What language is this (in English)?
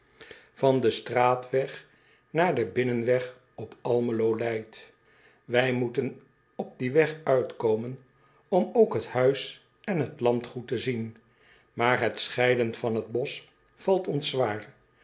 Dutch